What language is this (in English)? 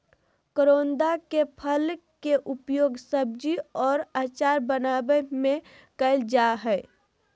Magahi